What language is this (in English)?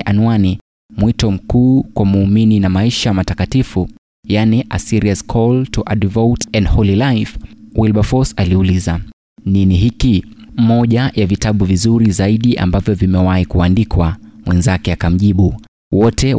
Swahili